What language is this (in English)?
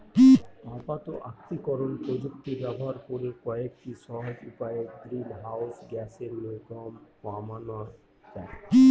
Bangla